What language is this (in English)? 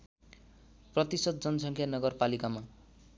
Nepali